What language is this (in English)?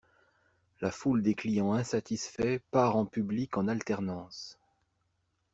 French